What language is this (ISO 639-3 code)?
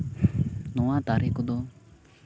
sat